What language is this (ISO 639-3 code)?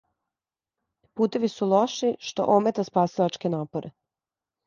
srp